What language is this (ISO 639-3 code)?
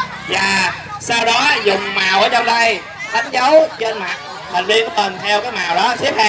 vie